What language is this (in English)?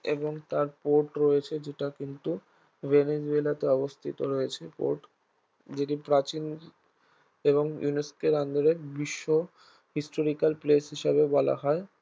Bangla